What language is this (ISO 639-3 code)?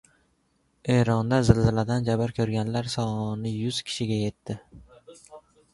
uzb